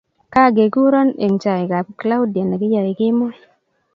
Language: Kalenjin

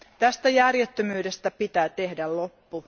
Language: Finnish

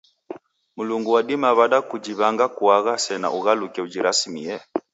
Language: Taita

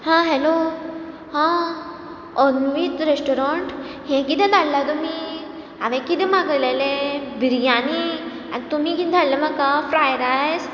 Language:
Konkani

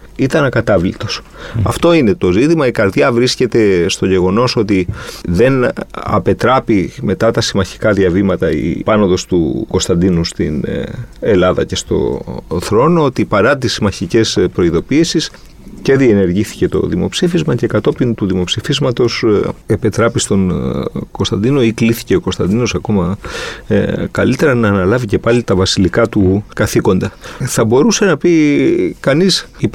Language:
Greek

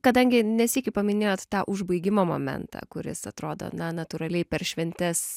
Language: Lithuanian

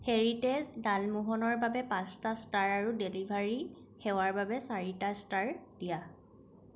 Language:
Assamese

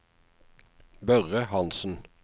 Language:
Norwegian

